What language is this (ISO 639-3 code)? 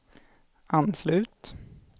swe